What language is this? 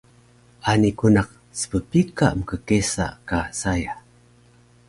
Taroko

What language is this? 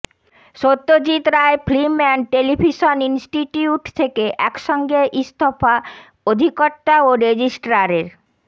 Bangla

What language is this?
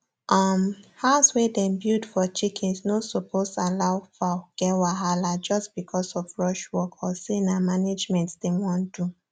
Nigerian Pidgin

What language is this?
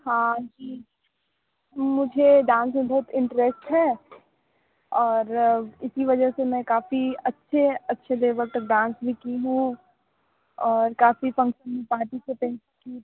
Hindi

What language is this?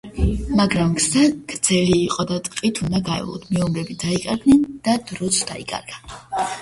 Georgian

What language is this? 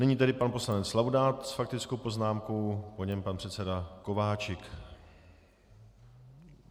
Czech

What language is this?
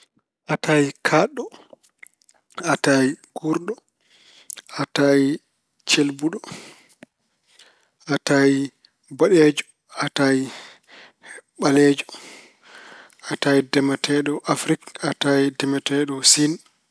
Fula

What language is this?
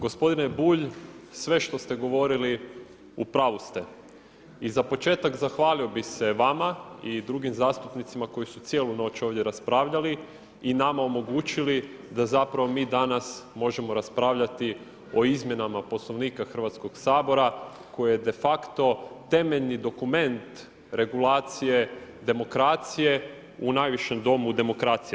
Croatian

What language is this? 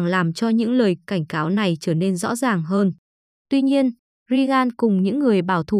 Vietnamese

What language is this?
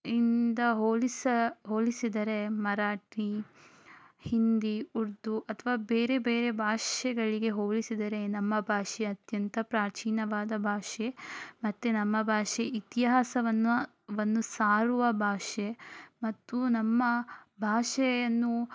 Kannada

